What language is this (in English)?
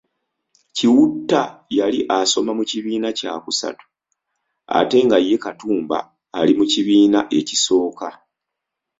Ganda